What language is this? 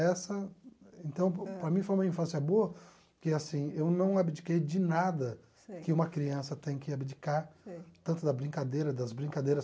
Portuguese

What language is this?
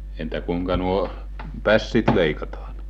Finnish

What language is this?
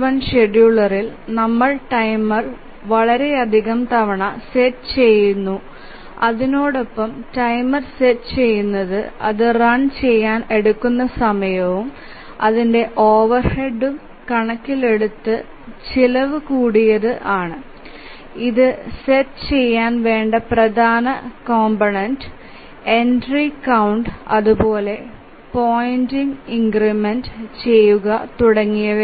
Malayalam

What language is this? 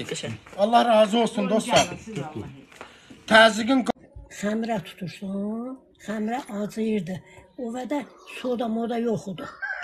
Turkish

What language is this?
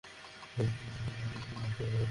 Bangla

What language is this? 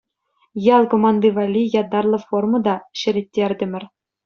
Chuvash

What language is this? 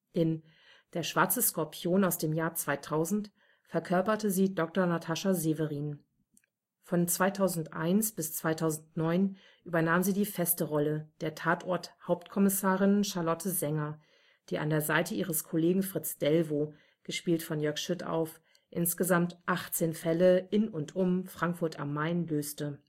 German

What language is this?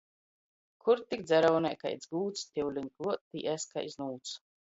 Latgalian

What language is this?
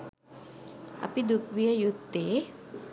Sinhala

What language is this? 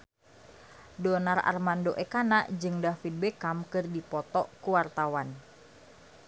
Sundanese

